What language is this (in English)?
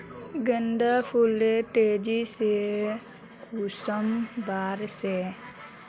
Magahi